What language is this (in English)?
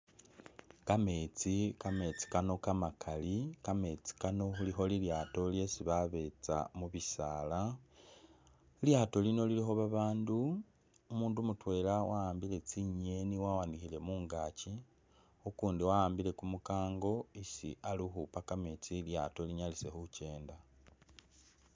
Masaaba